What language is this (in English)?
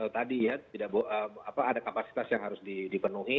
Indonesian